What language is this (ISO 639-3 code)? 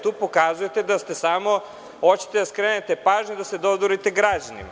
srp